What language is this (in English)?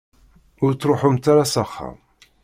Kabyle